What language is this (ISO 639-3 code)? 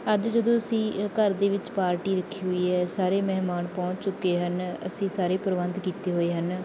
pan